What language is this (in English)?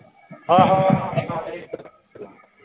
Punjabi